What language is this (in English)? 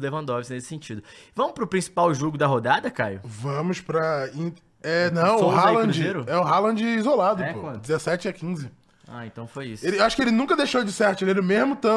Portuguese